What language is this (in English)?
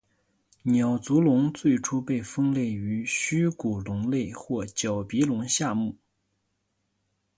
Chinese